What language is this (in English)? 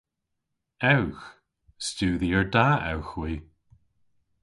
Cornish